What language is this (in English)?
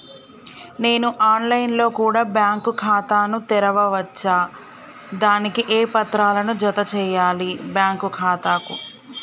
Telugu